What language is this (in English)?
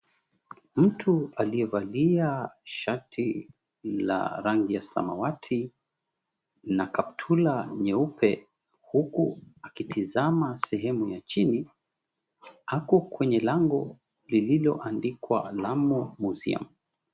Swahili